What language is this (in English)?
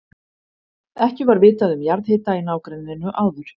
Icelandic